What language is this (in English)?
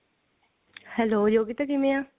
Punjabi